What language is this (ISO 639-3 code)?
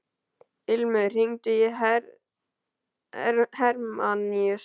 isl